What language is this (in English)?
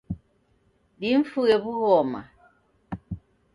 Taita